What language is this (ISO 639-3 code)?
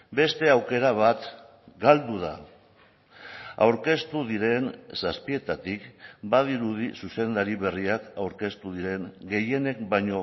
eus